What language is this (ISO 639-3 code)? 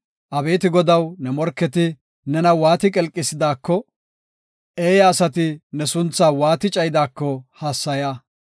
gof